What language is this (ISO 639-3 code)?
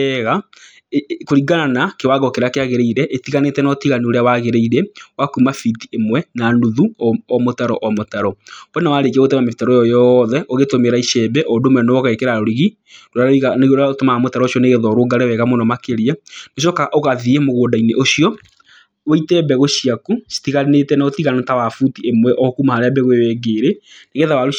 kik